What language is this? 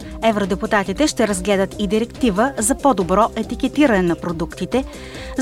Bulgarian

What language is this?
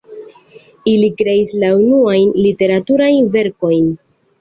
Esperanto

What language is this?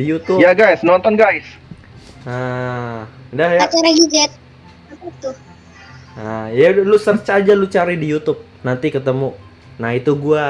Indonesian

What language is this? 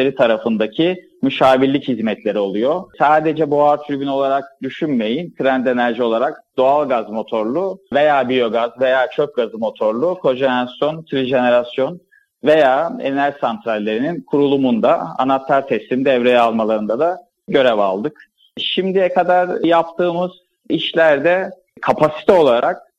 Turkish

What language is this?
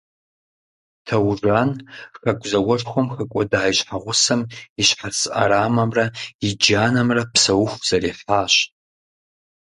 Kabardian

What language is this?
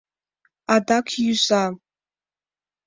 Mari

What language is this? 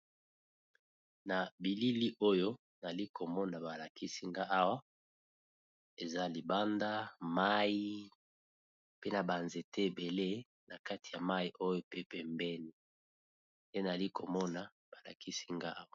Lingala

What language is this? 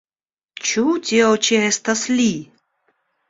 Esperanto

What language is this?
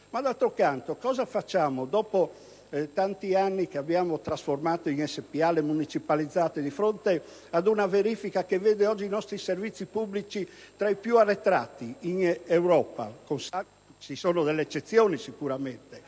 Italian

